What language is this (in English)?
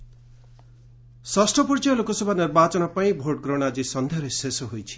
Odia